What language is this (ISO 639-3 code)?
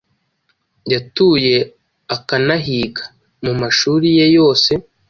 kin